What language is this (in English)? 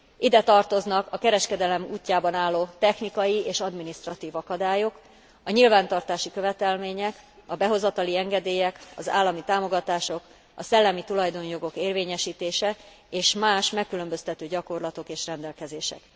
Hungarian